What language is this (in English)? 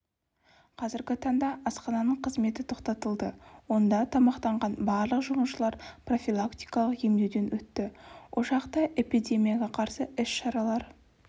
Kazakh